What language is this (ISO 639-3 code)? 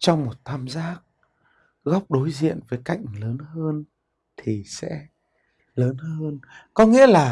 vie